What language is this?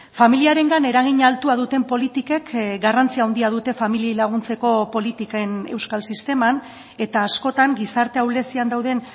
Basque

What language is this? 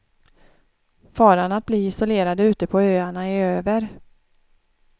Swedish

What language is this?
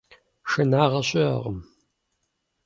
Kabardian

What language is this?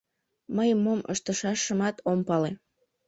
Mari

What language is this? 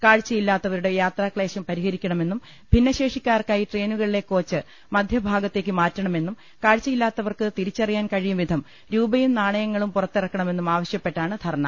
Malayalam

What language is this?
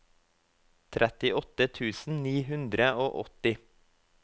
Norwegian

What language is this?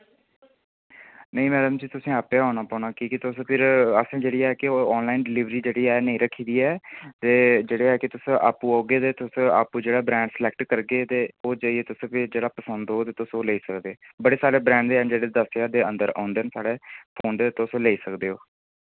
Dogri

